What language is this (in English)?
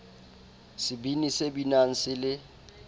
Southern Sotho